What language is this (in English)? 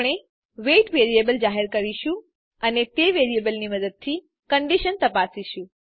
Gujarati